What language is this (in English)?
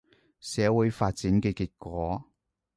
Cantonese